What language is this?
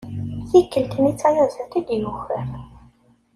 Kabyle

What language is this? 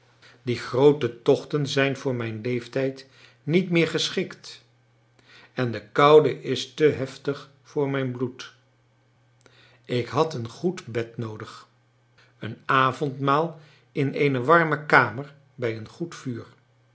Dutch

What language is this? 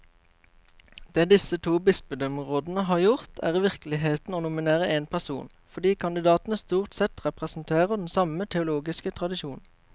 Norwegian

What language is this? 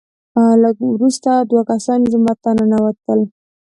Pashto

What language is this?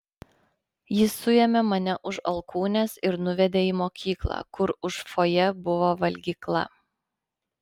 Lithuanian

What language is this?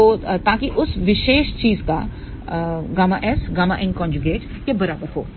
Hindi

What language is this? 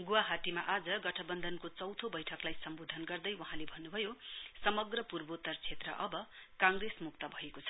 Nepali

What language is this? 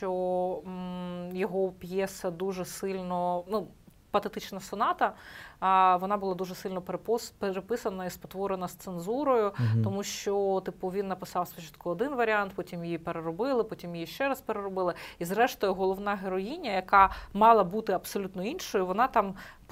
Ukrainian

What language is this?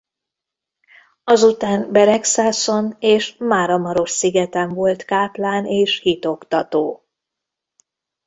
Hungarian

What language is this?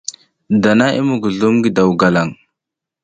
South Giziga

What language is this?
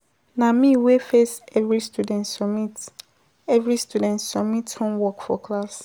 Nigerian Pidgin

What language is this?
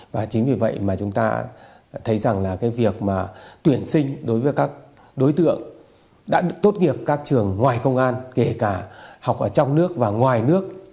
Vietnamese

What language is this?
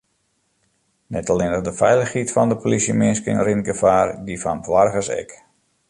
Western Frisian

